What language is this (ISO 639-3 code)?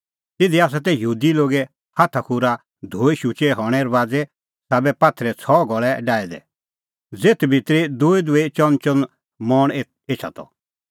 kfx